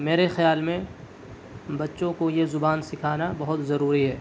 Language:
Urdu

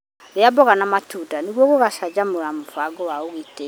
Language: Kikuyu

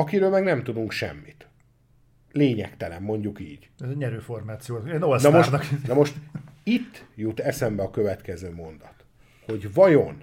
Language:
Hungarian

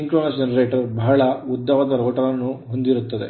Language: Kannada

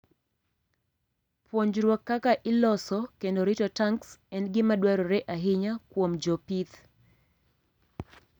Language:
Luo (Kenya and Tanzania)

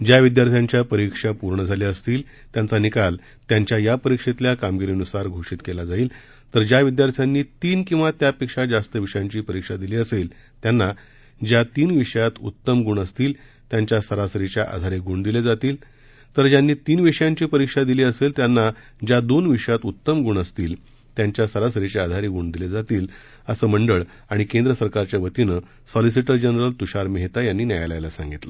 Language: Marathi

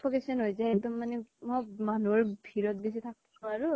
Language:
Assamese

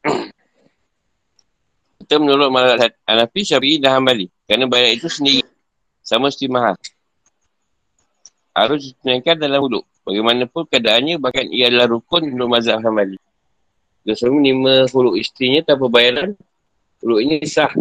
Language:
Malay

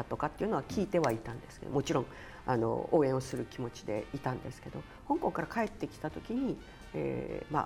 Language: Japanese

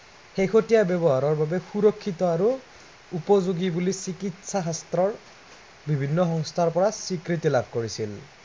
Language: Assamese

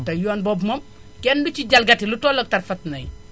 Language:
Wolof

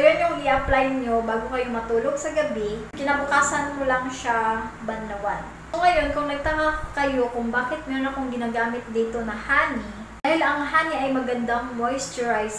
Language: Filipino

